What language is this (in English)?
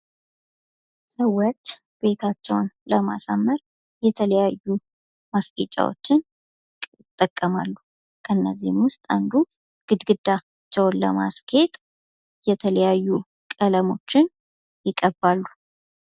Amharic